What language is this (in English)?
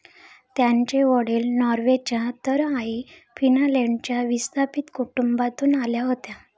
Marathi